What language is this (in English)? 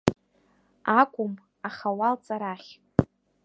Abkhazian